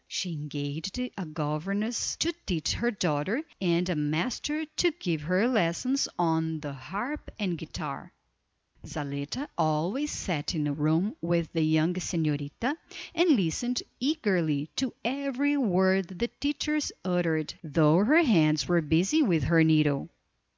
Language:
English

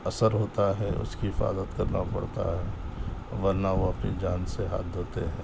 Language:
Urdu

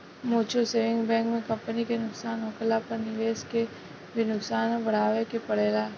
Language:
Bhojpuri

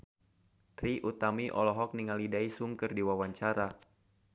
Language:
Sundanese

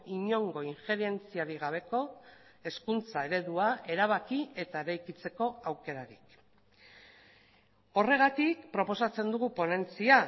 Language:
Basque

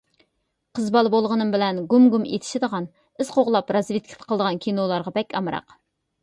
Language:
Uyghur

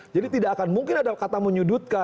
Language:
Indonesian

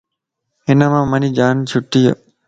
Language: Lasi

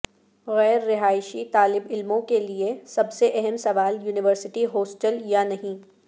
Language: Urdu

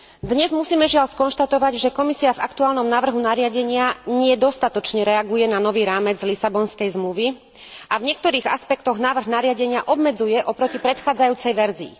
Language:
Slovak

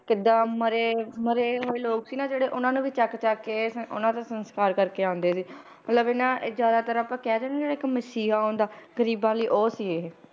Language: Punjabi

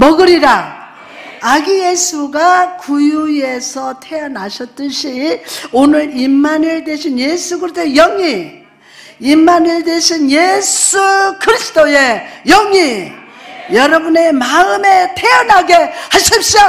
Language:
Korean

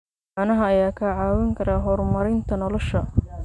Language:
Somali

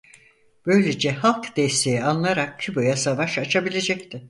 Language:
Turkish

